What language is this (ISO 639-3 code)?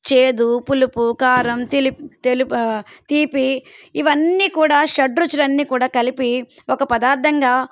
tel